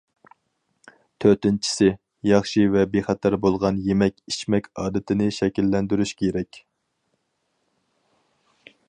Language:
Uyghur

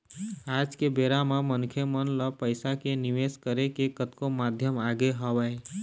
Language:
Chhattisgarhi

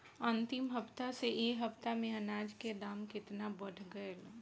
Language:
Bhojpuri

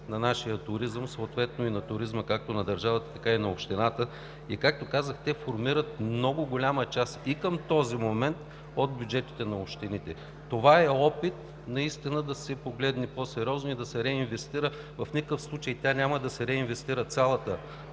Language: Bulgarian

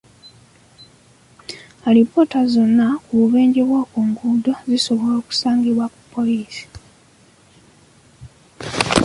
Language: Ganda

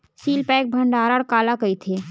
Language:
Chhattisgarhi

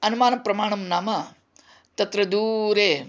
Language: Sanskrit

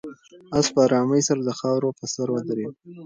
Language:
Pashto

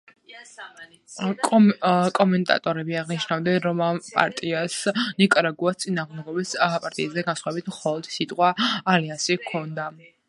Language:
Georgian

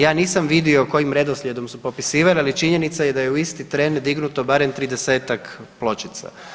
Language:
Croatian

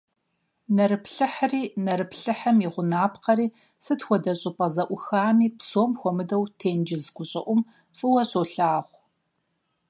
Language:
Kabardian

